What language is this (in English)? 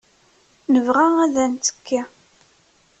Kabyle